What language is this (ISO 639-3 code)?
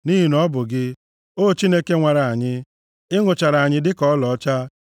ibo